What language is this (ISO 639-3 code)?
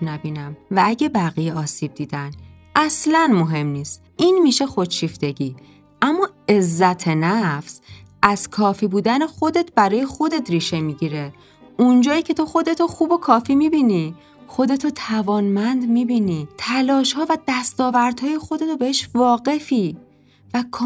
fas